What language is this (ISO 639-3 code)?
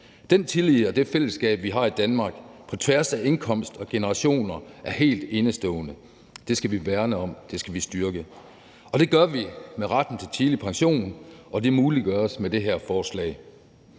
dan